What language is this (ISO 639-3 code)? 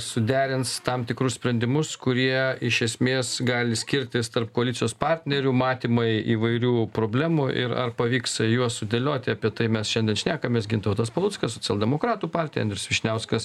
lit